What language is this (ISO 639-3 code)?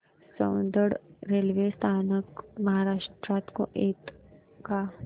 mar